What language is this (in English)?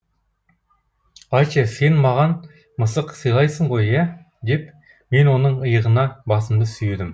Kazakh